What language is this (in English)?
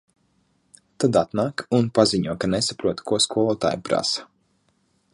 Latvian